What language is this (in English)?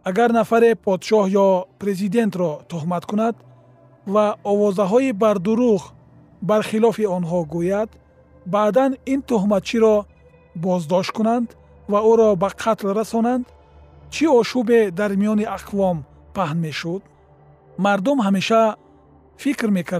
Persian